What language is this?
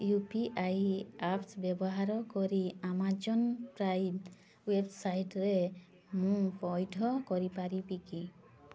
Odia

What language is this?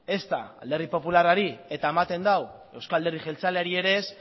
Basque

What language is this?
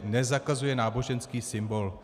Czech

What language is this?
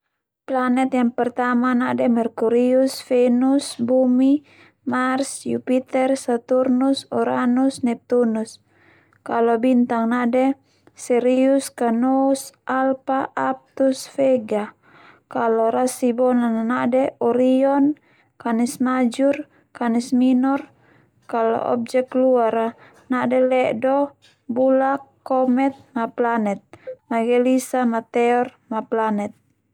Termanu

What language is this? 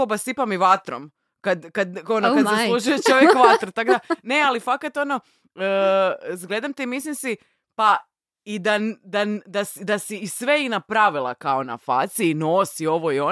Croatian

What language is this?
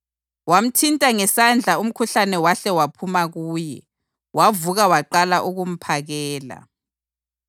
North Ndebele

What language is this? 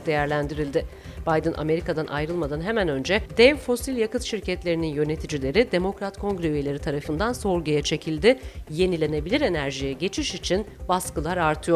Turkish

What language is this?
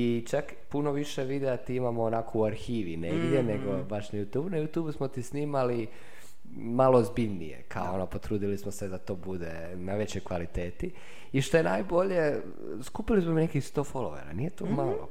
Croatian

